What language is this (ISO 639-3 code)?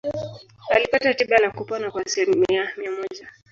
swa